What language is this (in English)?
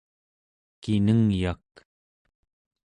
Central Yupik